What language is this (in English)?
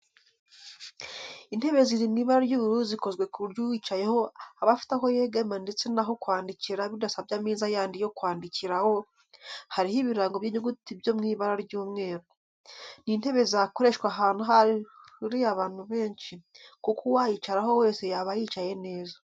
Kinyarwanda